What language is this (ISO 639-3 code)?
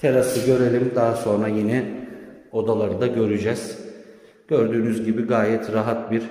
tur